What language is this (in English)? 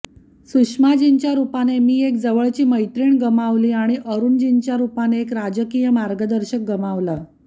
Marathi